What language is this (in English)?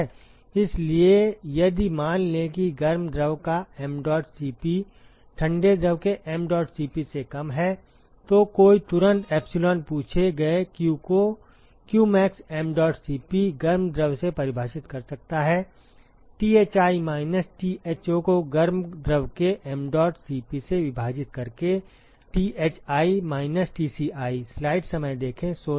Hindi